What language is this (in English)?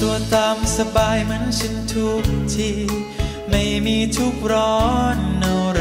Thai